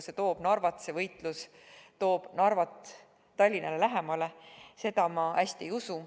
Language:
Estonian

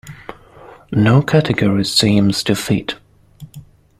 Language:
English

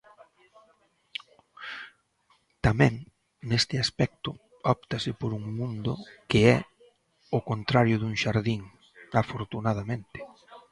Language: Galician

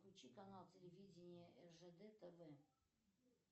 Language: Russian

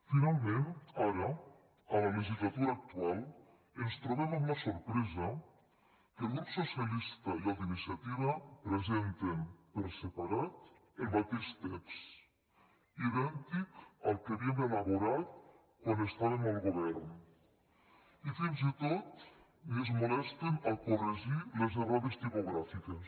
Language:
Catalan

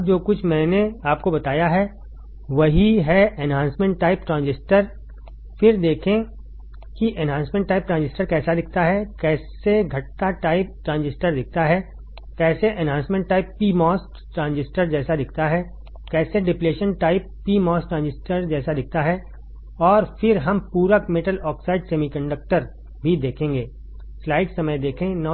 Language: Hindi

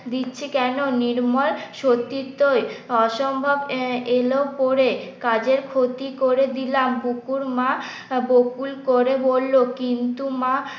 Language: Bangla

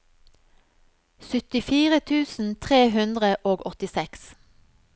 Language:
Norwegian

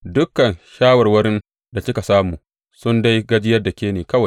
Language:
Hausa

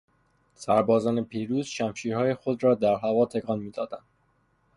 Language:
Persian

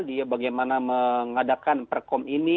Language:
Indonesian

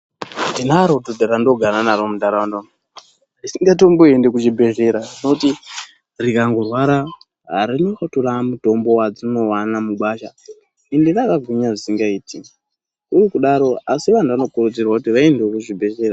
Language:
Ndau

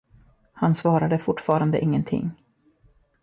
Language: Swedish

